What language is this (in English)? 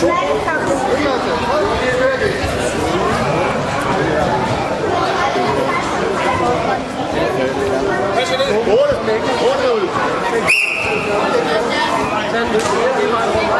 Danish